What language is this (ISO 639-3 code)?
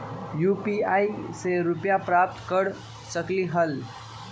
mag